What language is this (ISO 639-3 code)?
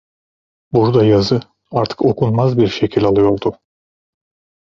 tur